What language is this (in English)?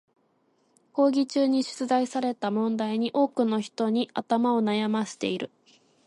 Japanese